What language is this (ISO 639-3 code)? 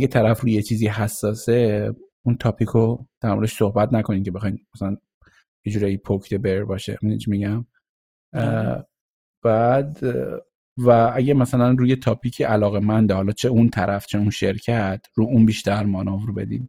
fas